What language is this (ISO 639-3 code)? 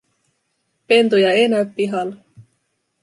fin